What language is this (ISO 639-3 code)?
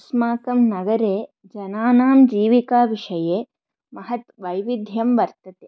san